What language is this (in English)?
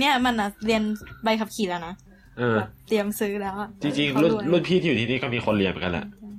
Thai